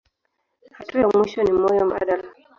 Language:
Swahili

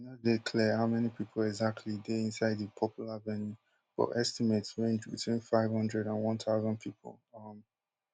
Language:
Nigerian Pidgin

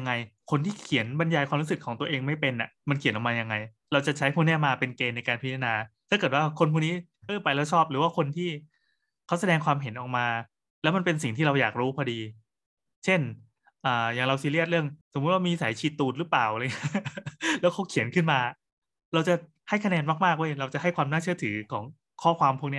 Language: Thai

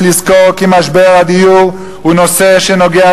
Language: Hebrew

